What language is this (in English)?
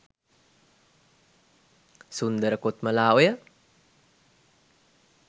Sinhala